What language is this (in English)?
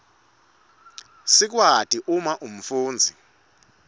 Swati